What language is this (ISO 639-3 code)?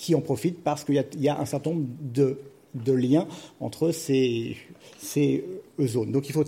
fra